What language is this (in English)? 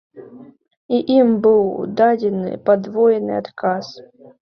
Belarusian